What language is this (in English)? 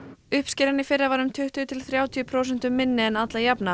Icelandic